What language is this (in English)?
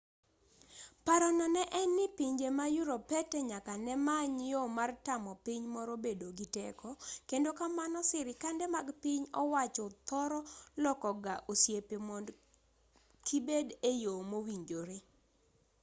Luo (Kenya and Tanzania)